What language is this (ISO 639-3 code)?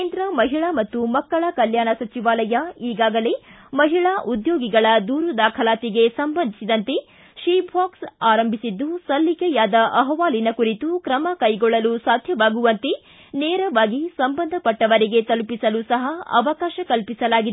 kan